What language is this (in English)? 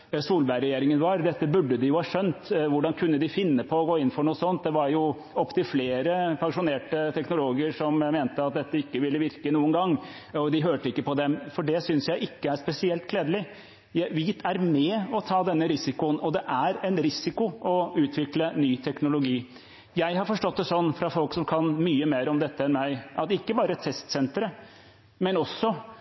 Norwegian Bokmål